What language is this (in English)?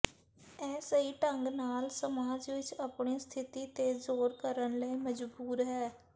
Punjabi